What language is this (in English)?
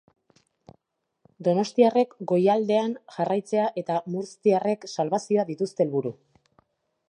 Basque